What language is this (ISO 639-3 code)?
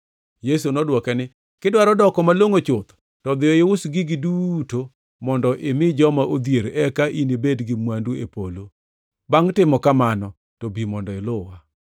luo